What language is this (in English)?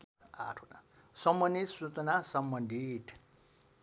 Nepali